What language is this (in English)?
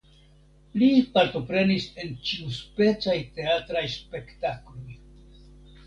Esperanto